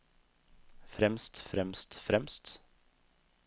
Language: Norwegian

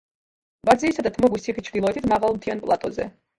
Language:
Georgian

